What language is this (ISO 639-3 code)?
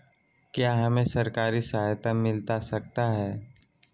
mag